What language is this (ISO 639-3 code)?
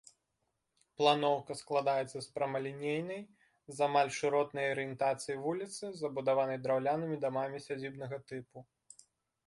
bel